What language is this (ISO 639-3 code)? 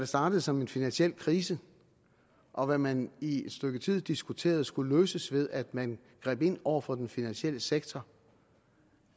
dan